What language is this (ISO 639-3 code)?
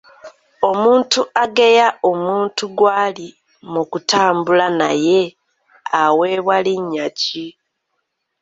lug